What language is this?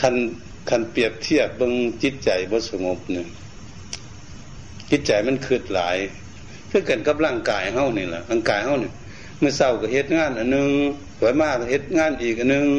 Thai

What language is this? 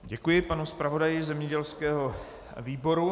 Czech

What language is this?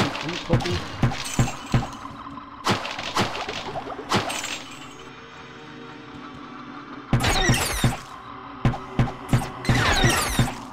German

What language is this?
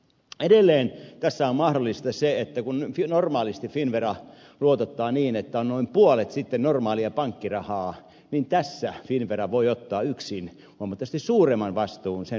Finnish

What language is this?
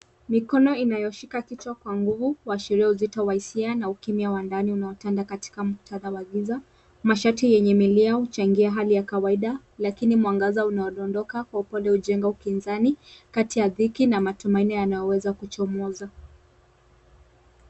Swahili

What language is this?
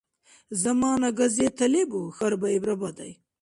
Dargwa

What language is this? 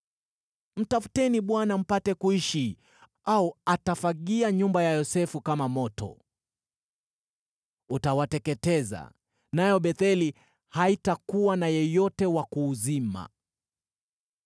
Swahili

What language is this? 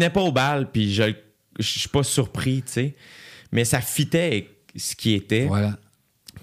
French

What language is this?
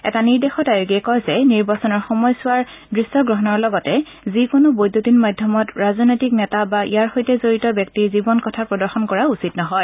Assamese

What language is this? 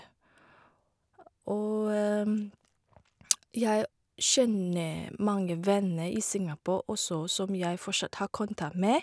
Norwegian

